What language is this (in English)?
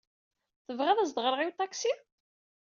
Kabyle